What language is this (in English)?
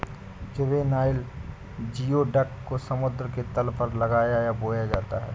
Hindi